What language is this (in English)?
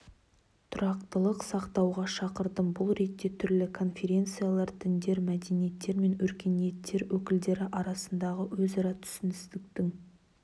Kazakh